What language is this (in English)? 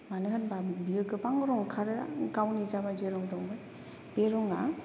Bodo